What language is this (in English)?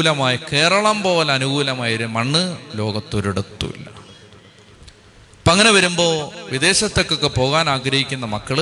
Malayalam